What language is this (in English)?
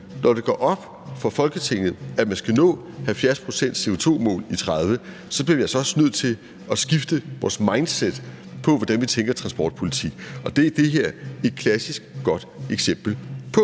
Danish